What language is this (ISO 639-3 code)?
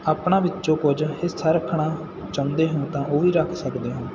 pan